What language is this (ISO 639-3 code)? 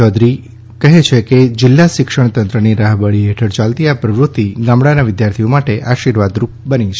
guj